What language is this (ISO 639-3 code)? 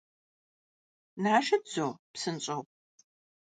kbd